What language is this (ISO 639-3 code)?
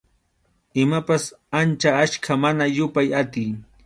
qxu